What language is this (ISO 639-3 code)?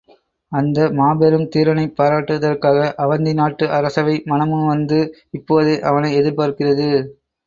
tam